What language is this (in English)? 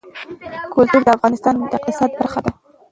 Pashto